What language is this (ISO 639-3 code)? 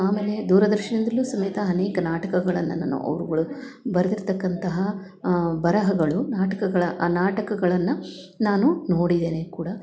kan